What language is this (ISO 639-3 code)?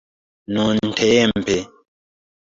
epo